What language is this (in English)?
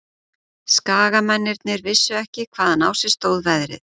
Icelandic